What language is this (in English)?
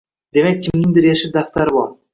Uzbek